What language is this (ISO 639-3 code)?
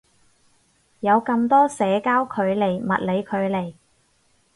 yue